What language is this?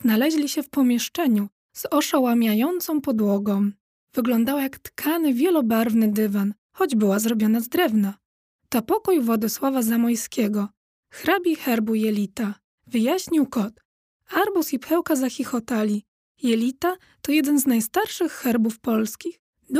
Polish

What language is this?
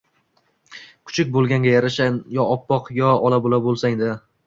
Uzbek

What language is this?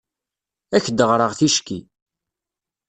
Kabyle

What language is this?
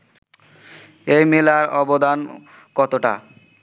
Bangla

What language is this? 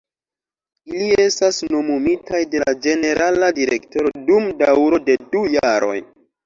Esperanto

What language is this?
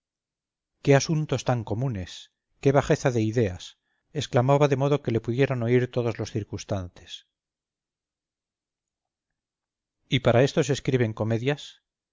Spanish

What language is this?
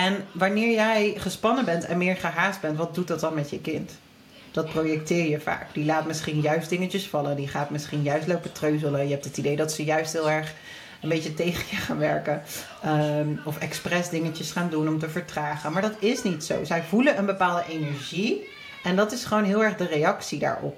Dutch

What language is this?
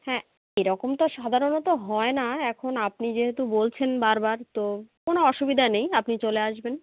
Bangla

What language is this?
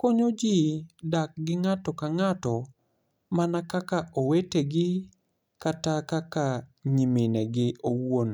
Luo (Kenya and Tanzania)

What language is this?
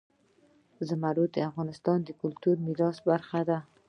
Pashto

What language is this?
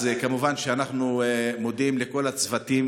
Hebrew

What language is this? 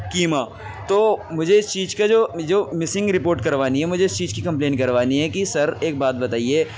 Urdu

